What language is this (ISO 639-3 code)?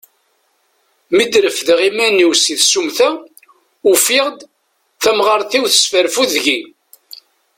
kab